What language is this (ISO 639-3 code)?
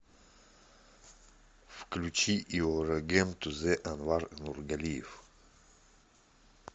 rus